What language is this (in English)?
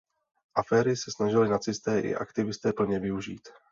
Czech